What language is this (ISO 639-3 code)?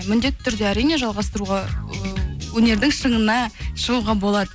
kaz